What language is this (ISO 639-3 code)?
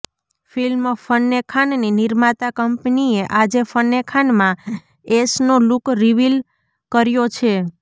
guj